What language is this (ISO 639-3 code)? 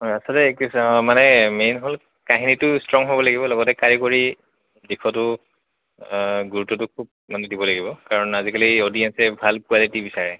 asm